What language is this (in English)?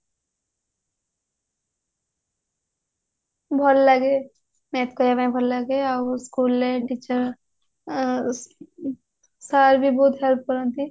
Odia